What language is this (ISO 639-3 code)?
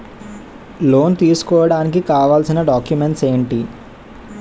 tel